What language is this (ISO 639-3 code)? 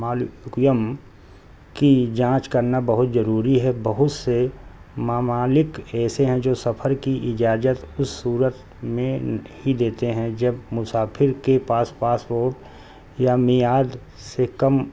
urd